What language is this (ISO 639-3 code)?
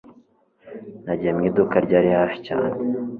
kin